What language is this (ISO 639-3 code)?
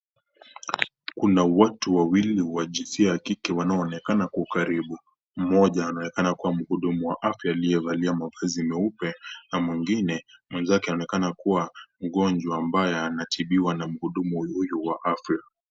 swa